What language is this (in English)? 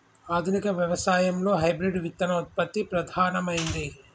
Telugu